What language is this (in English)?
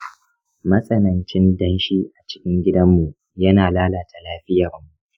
Hausa